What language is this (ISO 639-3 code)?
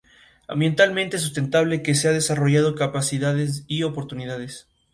spa